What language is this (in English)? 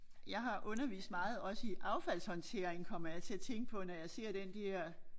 Danish